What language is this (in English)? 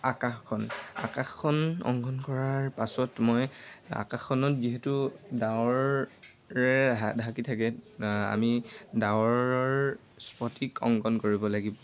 Assamese